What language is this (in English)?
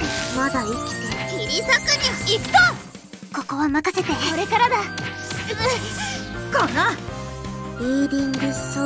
Japanese